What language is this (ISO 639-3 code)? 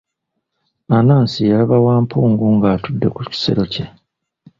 lug